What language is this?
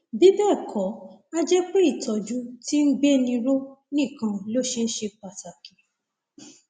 Yoruba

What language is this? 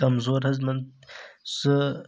Kashmiri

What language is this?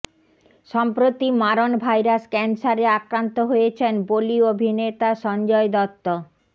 Bangla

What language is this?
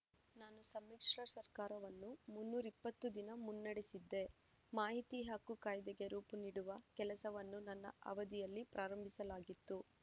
Kannada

